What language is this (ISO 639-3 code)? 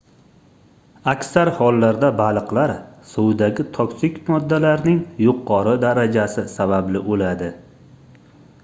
uzb